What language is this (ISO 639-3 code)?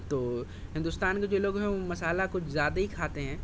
urd